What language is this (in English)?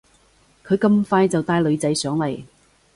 Cantonese